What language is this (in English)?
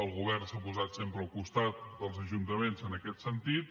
Catalan